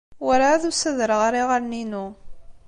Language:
Kabyle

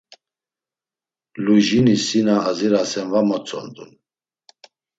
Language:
Laz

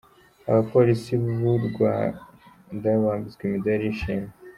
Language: Kinyarwanda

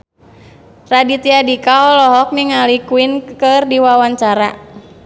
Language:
Sundanese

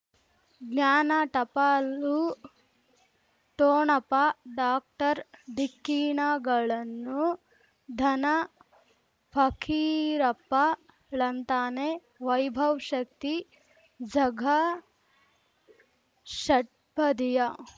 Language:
Kannada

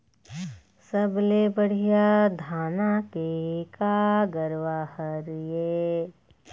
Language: Chhattisgarhi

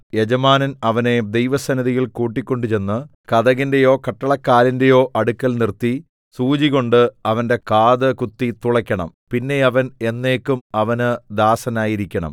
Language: Malayalam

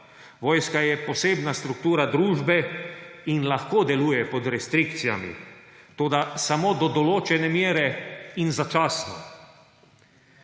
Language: Slovenian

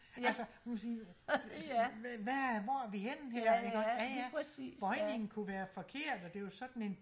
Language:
Danish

